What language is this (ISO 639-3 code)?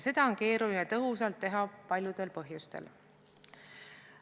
est